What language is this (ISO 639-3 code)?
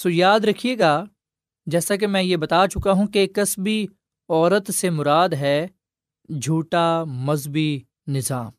urd